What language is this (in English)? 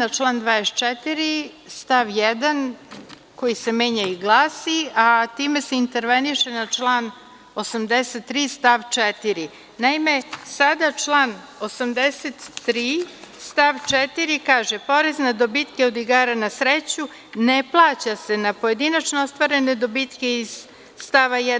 Serbian